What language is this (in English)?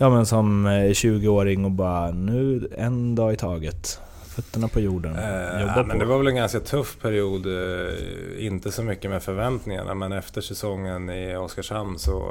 Swedish